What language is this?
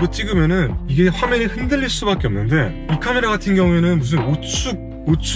Korean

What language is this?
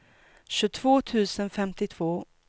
Swedish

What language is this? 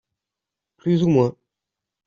French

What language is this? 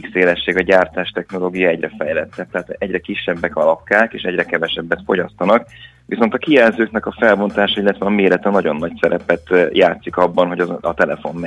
Hungarian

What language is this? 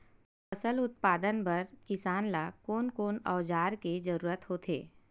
Chhattisgarhi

